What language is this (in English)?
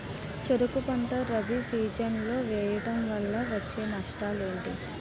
Telugu